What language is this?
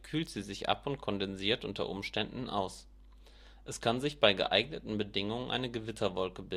German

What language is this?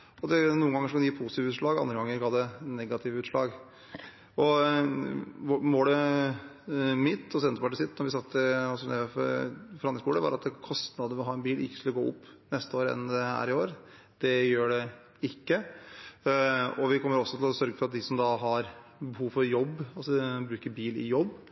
Norwegian Bokmål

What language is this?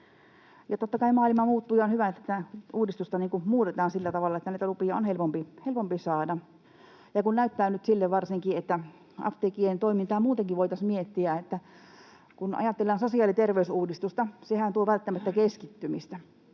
Finnish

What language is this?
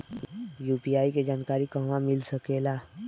Bhojpuri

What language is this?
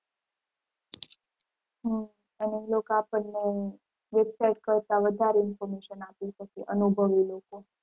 Gujarati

